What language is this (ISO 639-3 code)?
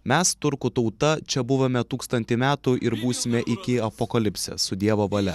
lit